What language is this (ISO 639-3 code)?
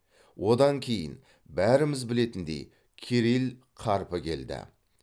kaz